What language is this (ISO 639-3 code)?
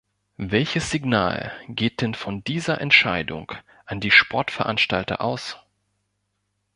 deu